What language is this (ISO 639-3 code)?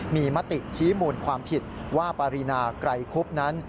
tha